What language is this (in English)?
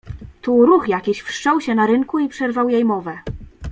Polish